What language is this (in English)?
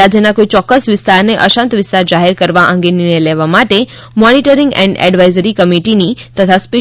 Gujarati